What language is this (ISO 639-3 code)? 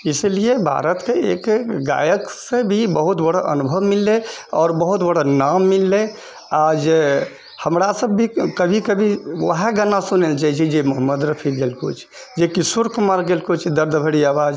mai